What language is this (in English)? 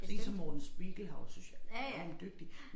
Danish